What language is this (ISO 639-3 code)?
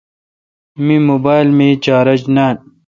xka